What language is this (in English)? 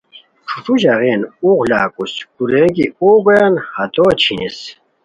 Khowar